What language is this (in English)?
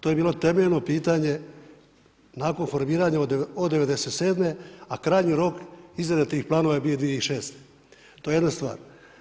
Croatian